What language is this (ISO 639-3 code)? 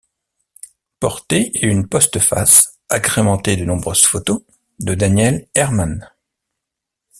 fra